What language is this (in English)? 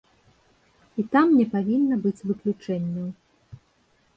Belarusian